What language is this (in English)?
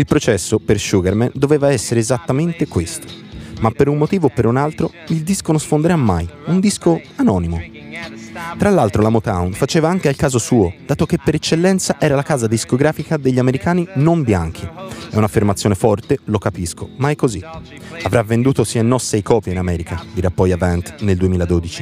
Italian